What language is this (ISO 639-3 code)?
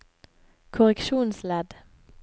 nor